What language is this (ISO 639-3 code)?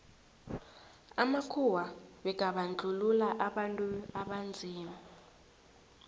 nbl